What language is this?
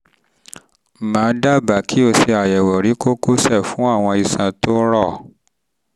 Yoruba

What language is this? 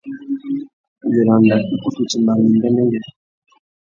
Tuki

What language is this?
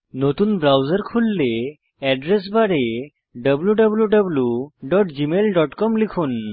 Bangla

